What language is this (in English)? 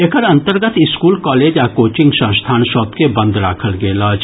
Maithili